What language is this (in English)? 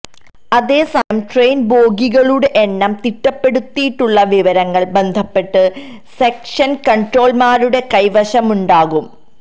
Malayalam